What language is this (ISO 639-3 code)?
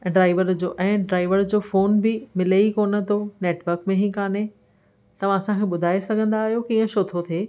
snd